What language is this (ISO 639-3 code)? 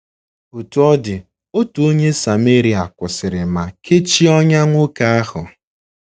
ibo